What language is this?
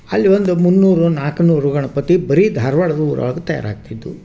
Kannada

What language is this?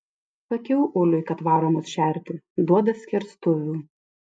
Lithuanian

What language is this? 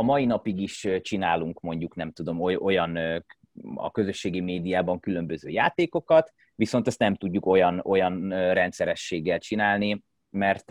Hungarian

